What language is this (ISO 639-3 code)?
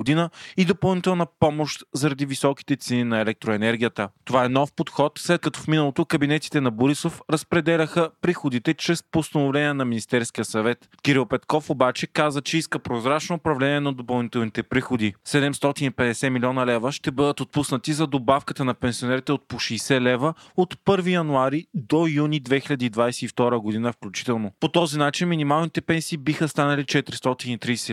bul